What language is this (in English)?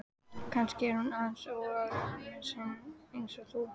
Icelandic